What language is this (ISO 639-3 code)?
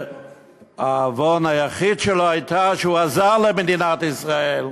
heb